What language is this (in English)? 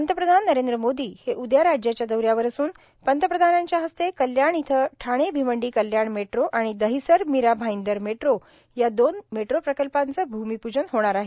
Marathi